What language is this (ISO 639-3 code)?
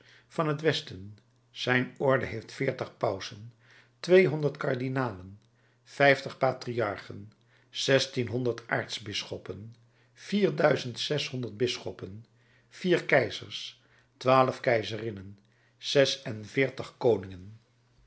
nld